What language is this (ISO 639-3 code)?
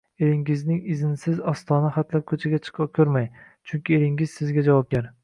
uzb